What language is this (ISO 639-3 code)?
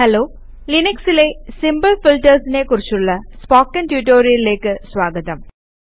mal